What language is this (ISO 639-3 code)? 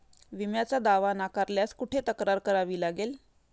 mar